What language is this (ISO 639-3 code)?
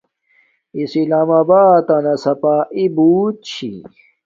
dmk